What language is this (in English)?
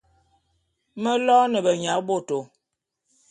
Bulu